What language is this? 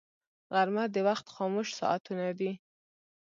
Pashto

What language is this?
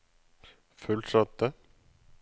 Norwegian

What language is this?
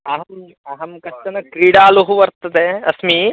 Sanskrit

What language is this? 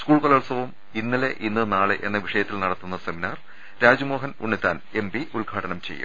Malayalam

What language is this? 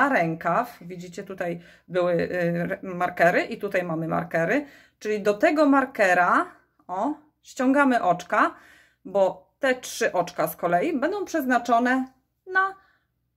Polish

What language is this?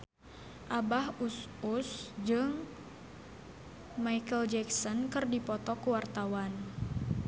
Sundanese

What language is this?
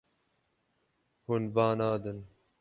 Kurdish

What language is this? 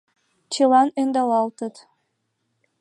Mari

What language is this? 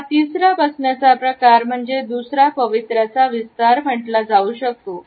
Marathi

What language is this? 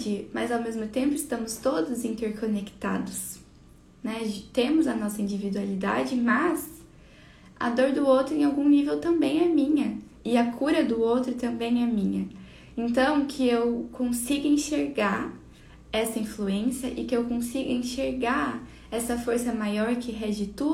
Portuguese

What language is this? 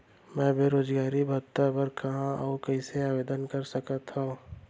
Chhattisgarhi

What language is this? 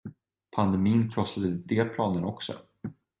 Swedish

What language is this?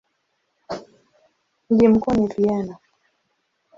Swahili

